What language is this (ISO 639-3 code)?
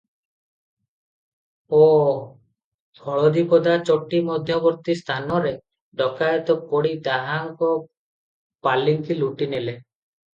ori